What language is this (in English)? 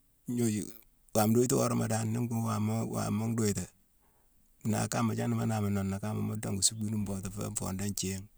Mansoanka